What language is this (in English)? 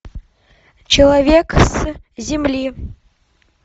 Russian